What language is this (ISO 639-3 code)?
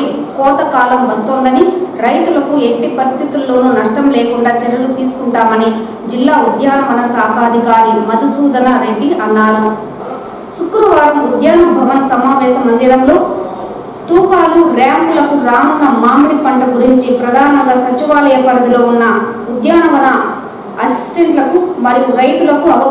ara